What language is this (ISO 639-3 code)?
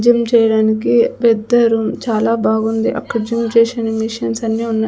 tel